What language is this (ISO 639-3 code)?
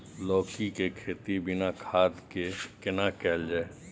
mai